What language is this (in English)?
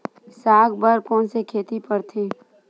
Chhattisgarhi